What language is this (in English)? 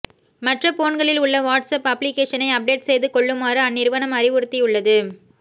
Tamil